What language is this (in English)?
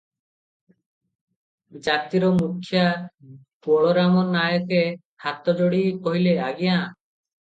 Odia